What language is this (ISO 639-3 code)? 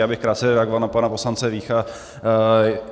ces